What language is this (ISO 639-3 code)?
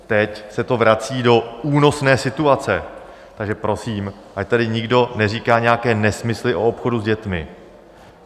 ces